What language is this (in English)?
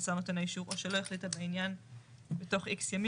Hebrew